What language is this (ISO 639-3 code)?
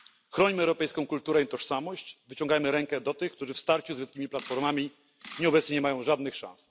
pol